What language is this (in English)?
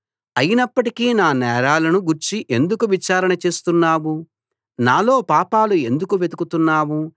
Telugu